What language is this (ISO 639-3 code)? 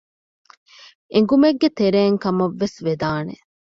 div